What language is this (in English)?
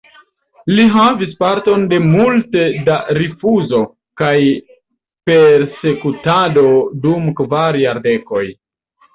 Esperanto